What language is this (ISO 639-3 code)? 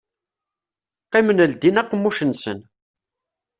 kab